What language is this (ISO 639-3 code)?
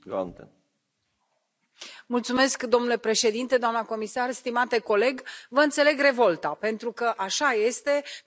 ron